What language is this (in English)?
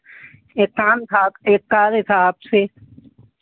Hindi